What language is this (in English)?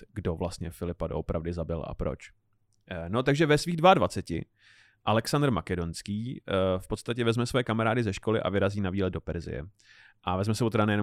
Czech